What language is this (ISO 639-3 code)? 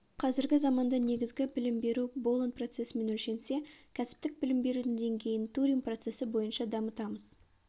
kaz